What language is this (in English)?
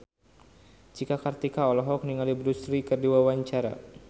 Sundanese